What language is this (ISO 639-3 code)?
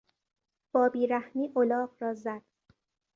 fas